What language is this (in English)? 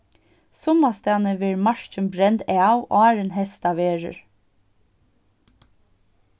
Faroese